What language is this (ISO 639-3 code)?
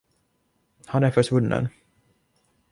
swe